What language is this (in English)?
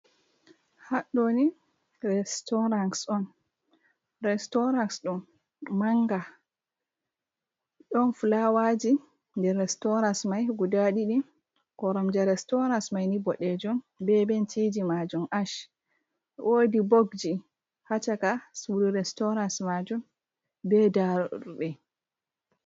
Fula